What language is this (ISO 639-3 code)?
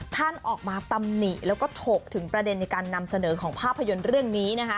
tha